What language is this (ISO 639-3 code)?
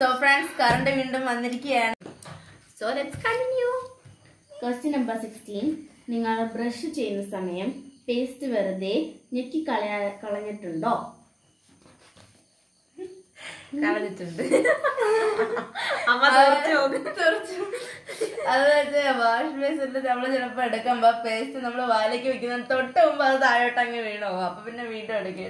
hin